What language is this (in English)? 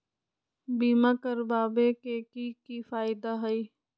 Magahi